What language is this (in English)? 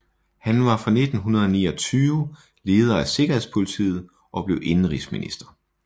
Danish